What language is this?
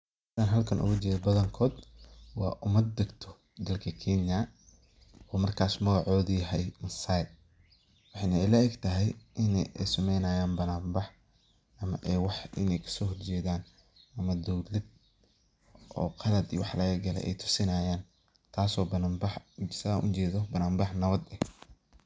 Somali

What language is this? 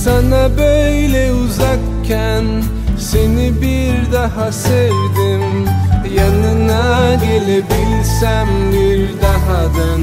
Turkish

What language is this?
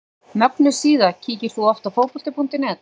Icelandic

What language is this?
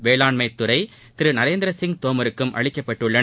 Tamil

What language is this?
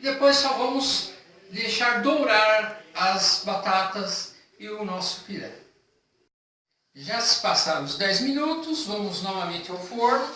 Portuguese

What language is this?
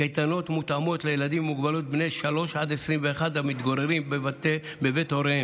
Hebrew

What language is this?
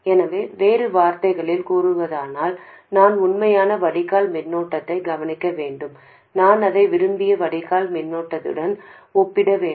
Tamil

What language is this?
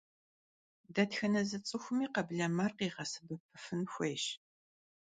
Kabardian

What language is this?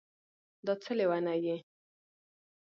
Pashto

